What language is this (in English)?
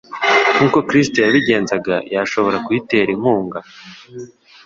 Kinyarwanda